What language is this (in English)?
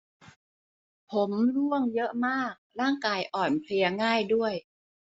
Thai